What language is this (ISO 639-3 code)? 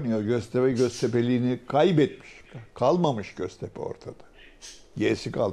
tur